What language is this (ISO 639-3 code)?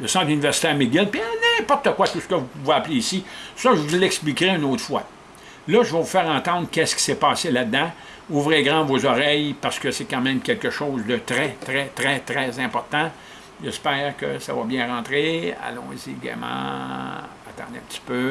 fra